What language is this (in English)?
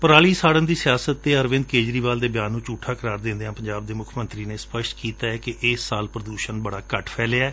Punjabi